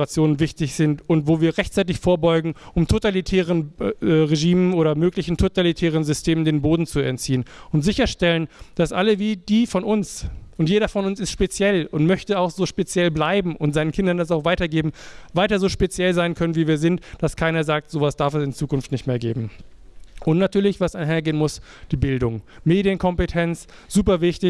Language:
German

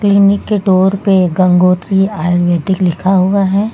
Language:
Hindi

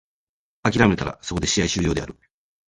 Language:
Japanese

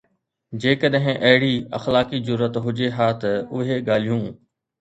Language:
Sindhi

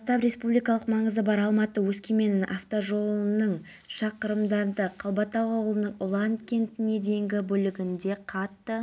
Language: Kazakh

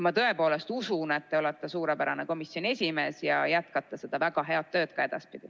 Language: Estonian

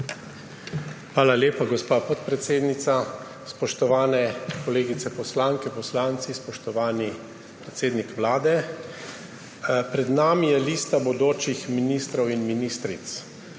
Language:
Slovenian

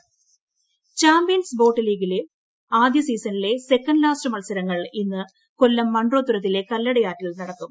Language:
Malayalam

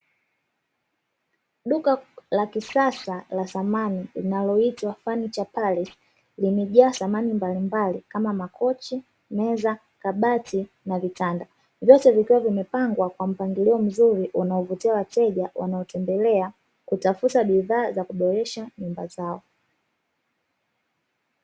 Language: Swahili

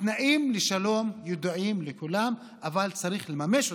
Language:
Hebrew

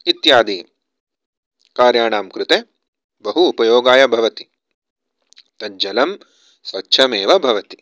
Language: Sanskrit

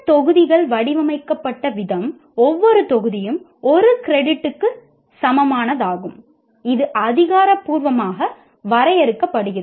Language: Tamil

